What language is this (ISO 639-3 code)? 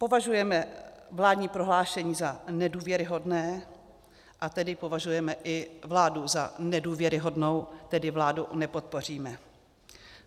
ces